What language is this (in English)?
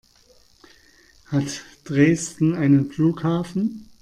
German